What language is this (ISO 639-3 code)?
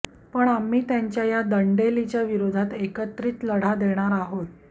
mar